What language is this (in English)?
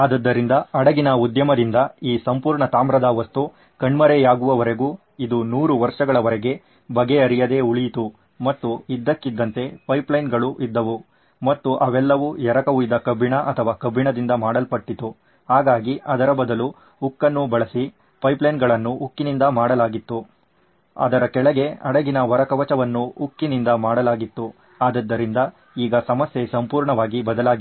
Kannada